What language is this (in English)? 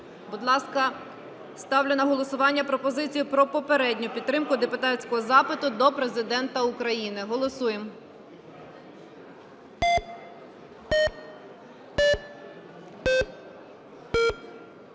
Ukrainian